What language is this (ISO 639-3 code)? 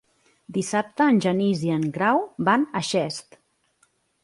cat